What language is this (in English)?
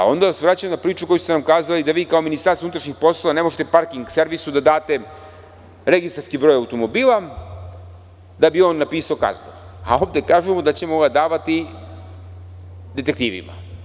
Serbian